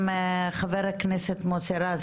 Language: Hebrew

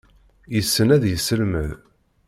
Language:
Kabyle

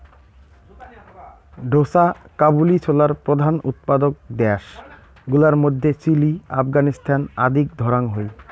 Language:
Bangla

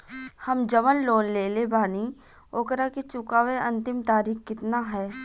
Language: Bhojpuri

